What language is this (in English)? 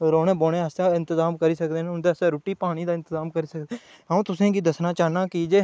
Dogri